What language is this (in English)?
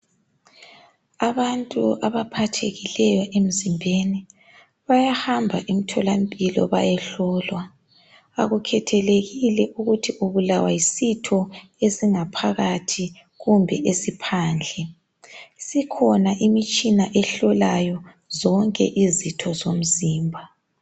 North Ndebele